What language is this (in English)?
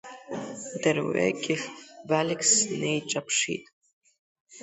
Abkhazian